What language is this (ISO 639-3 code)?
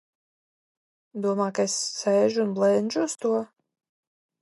lav